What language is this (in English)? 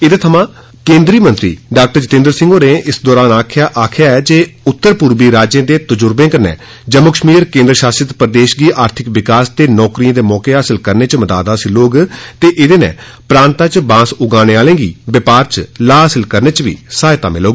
Dogri